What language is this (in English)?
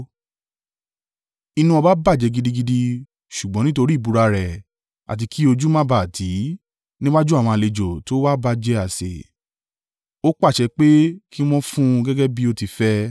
Yoruba